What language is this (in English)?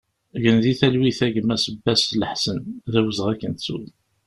Kabyle